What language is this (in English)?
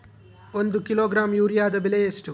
Kannada